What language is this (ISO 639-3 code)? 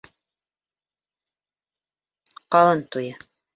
bak